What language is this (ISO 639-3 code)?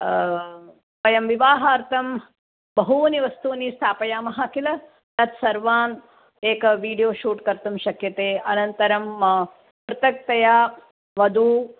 san